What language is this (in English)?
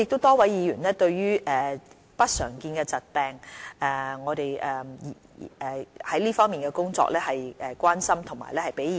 Cantonese